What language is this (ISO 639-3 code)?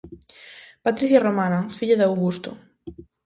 glg